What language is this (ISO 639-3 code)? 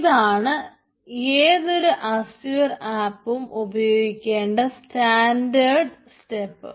mal